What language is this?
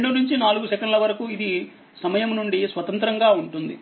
Telugu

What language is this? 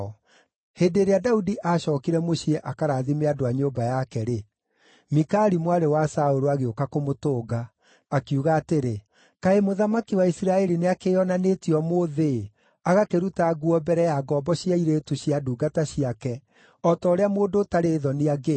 Kikuyu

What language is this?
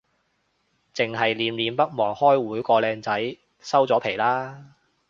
Cantonese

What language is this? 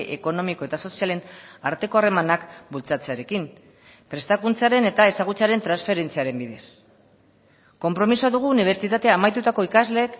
Basque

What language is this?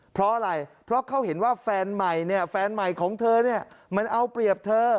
Thai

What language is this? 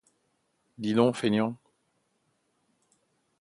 French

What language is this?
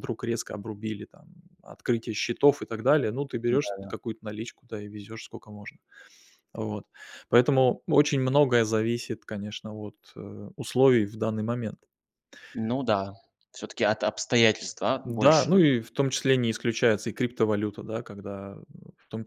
Russian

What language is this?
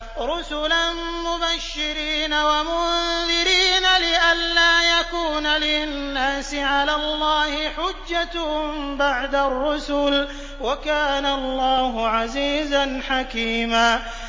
Arabic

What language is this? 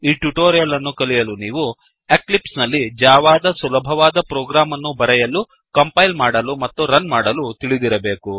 Kannada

